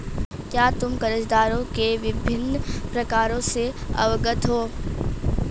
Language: Hindi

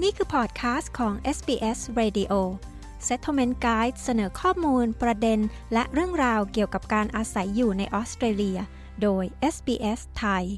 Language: Thai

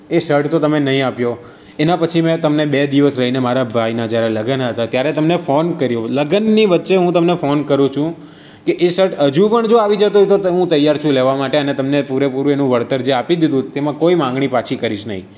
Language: Gujarati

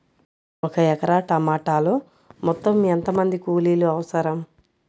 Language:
Telugu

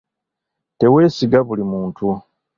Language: Ganda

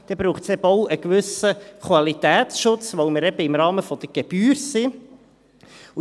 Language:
Swiss German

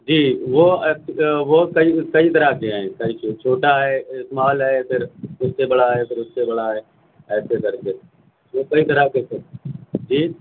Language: Urdu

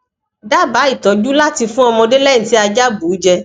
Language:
Yoruba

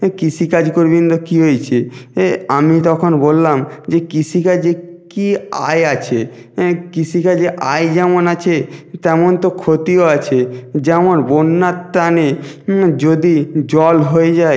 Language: Bangla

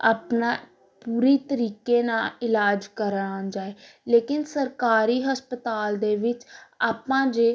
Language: Punjabi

